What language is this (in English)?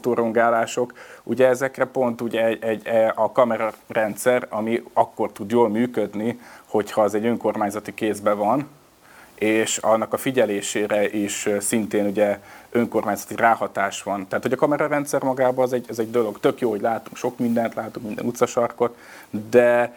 Hungarian